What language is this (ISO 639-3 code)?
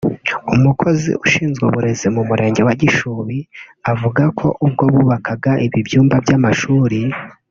kin